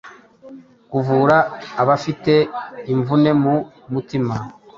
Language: Kinyarwanda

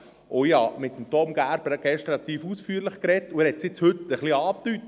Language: Swiss German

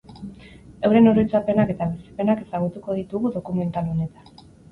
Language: Basque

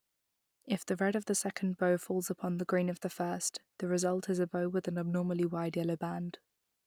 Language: English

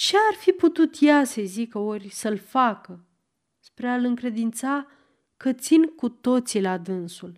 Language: Romanian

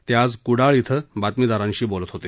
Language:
Marathi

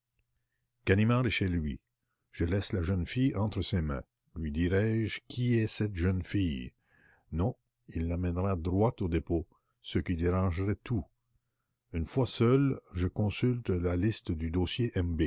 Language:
French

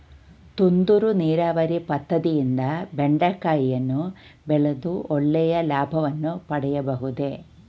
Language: Kannada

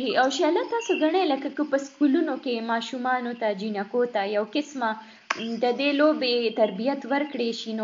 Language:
Urdu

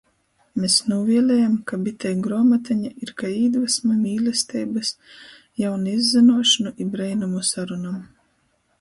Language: Latgalian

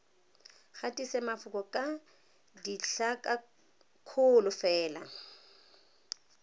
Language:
Tswana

